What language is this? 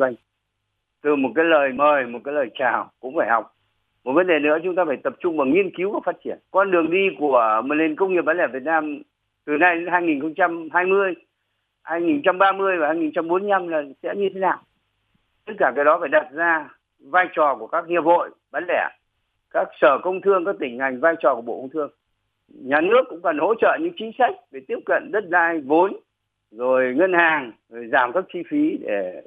Vietnamese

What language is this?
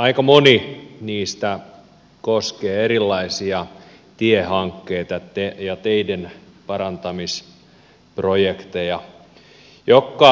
Finnish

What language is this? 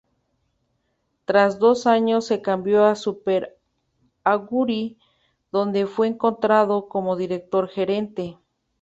Spanish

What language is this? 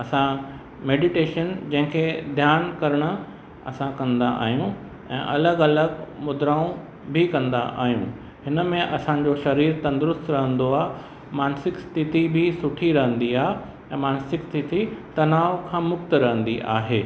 Sindhi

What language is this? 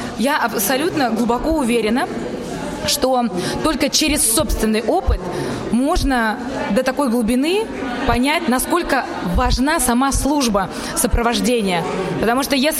Russian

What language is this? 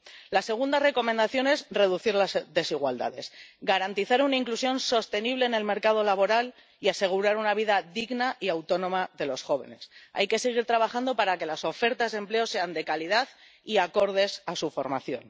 Spanish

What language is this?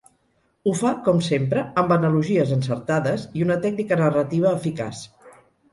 Catalan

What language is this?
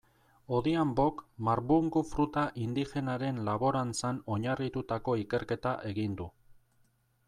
Basque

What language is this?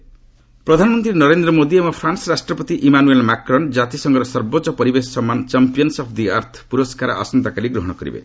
Odia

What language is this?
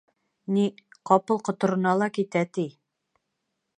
Bashkir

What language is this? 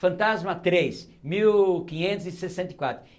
Portuguese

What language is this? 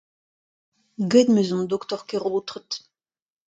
Breton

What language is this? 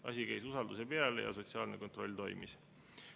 Estonian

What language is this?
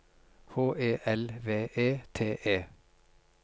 Norwegian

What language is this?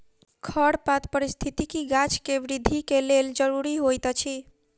Maithili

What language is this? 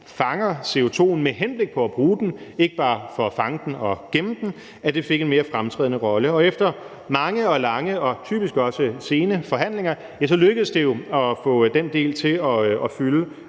Danish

